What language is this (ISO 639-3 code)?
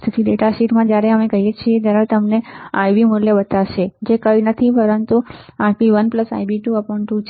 guj